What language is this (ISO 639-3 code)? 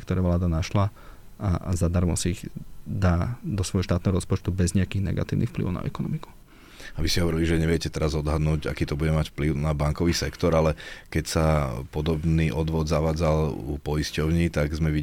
slk